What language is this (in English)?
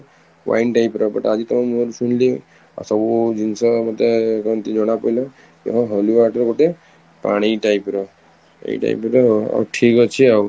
Odia